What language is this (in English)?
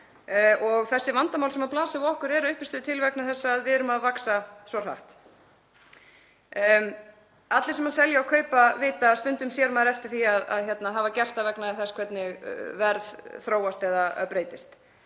Icelandic